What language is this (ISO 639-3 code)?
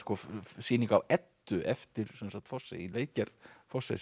isl